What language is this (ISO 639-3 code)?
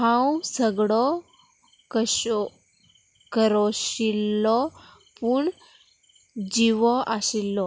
kok